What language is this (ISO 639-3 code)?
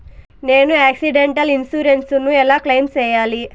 tel